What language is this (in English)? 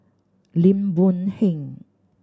English